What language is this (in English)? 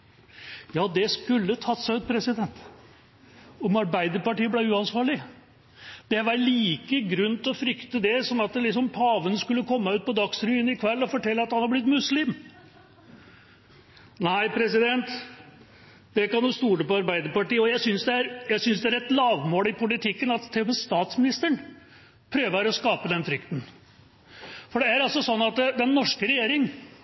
Norwegian Bokmål